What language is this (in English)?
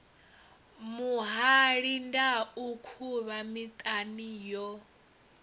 Venda